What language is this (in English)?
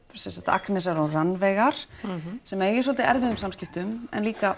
Icelandic